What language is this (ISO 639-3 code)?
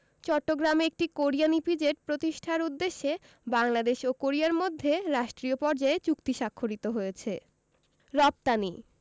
ben